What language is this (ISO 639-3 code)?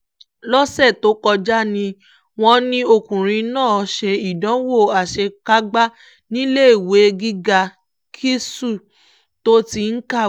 yor